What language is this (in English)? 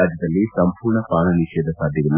Kannada